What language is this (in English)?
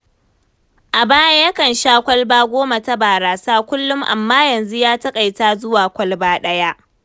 Hausa